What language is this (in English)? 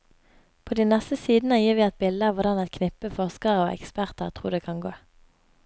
Norwegian